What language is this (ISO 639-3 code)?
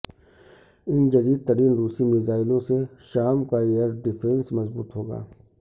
urd